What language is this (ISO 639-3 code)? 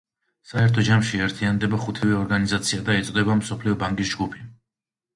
kat